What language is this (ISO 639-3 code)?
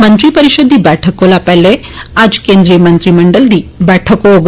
doi